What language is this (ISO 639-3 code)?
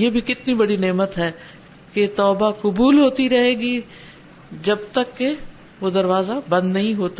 urd